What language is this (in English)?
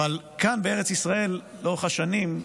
Hebrew